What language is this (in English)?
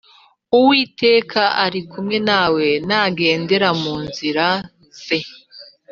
Kinyarwanda